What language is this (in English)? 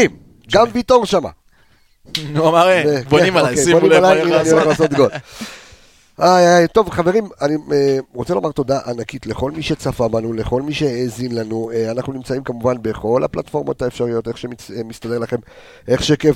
Hebrew